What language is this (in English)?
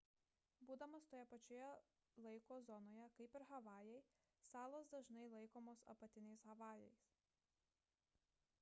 Lithuanian